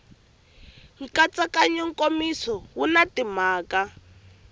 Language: Tsonga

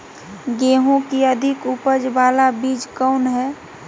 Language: Magahi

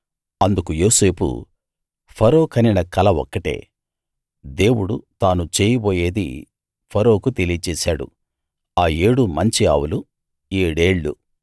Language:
Telugu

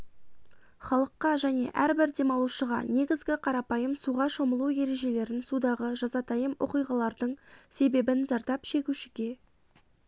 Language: Kazakh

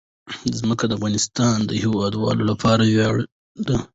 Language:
Pashto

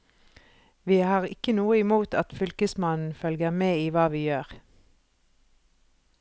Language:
Norwegian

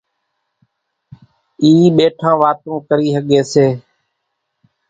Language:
Kachi Koli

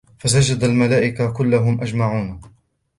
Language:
Arabic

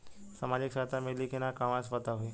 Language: Bhojpuri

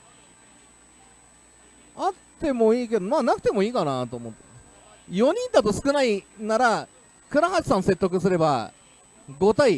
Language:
Japanese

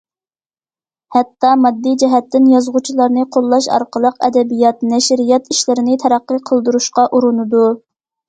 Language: Uyghur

